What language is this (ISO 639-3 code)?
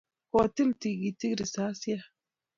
kln